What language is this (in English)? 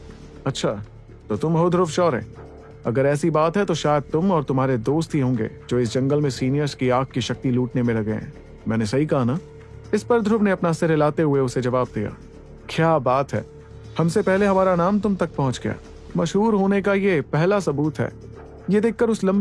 Hindi